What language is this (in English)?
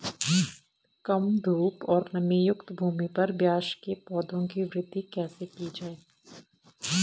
Hindi